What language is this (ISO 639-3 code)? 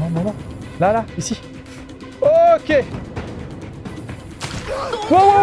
fra